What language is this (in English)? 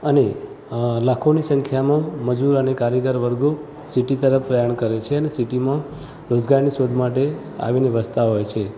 Gujarati